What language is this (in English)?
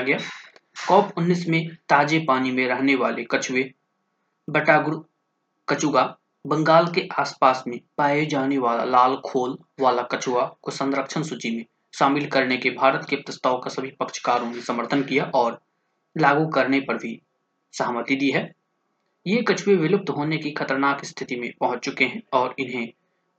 Hindi